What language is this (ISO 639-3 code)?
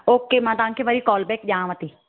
snd